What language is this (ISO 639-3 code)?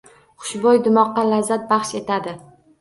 uzb